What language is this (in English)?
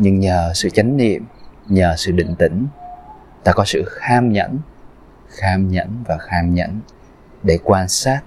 Vietnamese